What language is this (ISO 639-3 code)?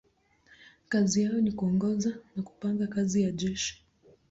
swa